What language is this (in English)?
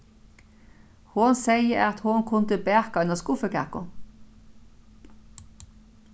Faroese